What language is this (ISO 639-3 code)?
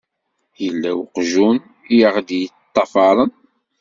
kab